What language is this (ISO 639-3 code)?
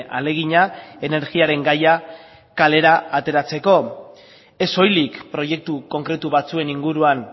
eus